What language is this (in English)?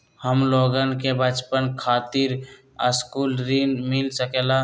Magahi